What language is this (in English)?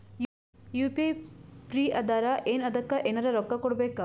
Kannada